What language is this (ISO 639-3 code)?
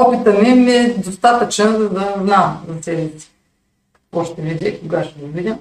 bul